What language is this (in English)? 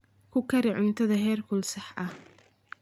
Somali